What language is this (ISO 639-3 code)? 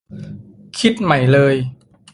tha